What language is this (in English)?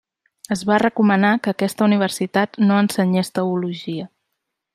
Catalan